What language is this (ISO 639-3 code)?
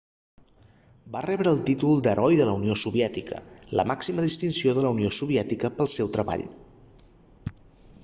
cat